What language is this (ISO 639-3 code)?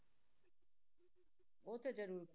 pan